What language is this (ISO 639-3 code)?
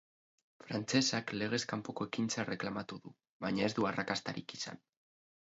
eus